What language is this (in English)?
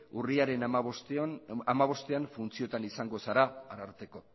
Basque